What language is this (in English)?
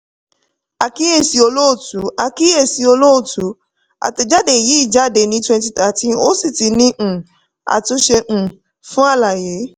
Yoruba